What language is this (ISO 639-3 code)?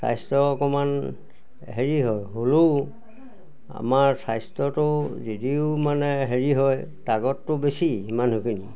asm